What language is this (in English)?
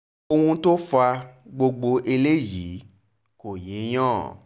Yoruba